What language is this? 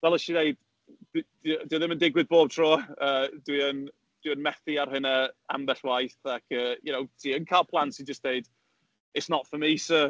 Welsh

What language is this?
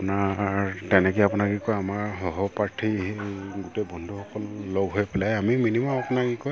Assamese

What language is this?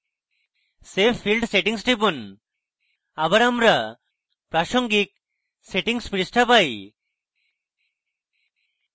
Bangla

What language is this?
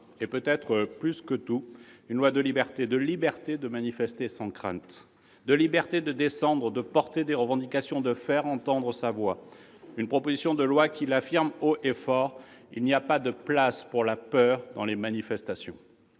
French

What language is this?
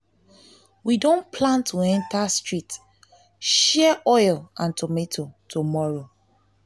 Nigerian Pidgin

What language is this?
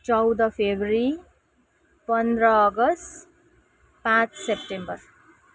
Nepali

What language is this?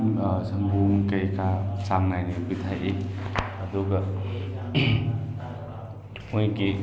Manipuri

